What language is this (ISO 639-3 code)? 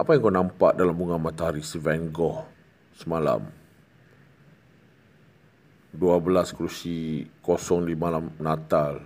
msa